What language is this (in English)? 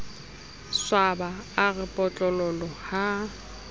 Southern Sotho